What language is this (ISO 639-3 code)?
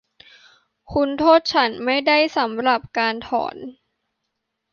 tha